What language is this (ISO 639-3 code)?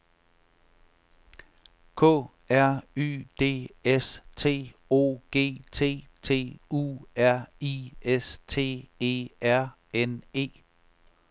dan